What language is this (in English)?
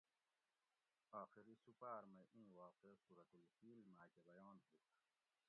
Gawri